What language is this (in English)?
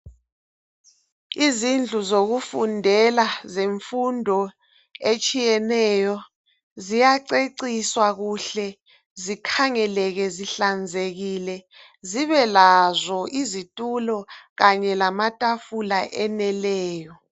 North Ndebele